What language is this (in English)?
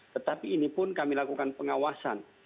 Indonesian